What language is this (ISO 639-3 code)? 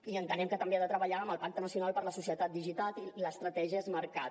cat